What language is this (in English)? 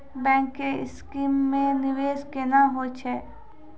Maithili